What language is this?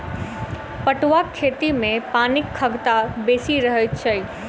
Maithili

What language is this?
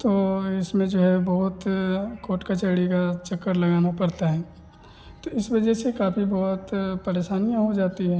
Hindi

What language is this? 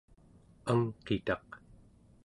Central Yupik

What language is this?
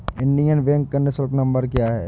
Hindi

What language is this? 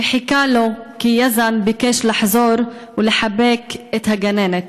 Hebrew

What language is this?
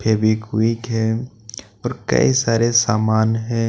Hindi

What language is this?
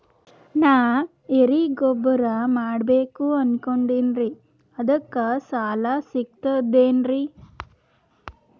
Kannada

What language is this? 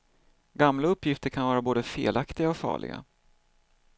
Swedish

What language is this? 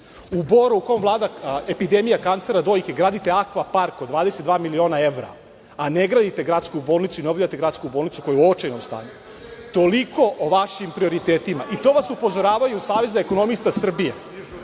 Serbian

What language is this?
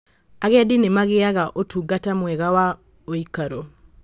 Kikuyu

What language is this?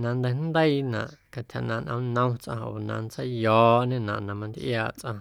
Guerrero Amuzgo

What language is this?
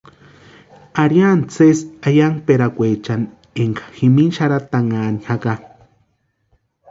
Western Highland Purepecha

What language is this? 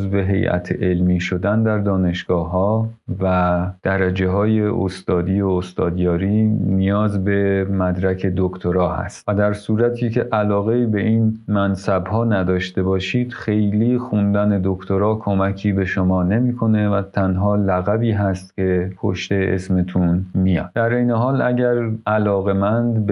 Persian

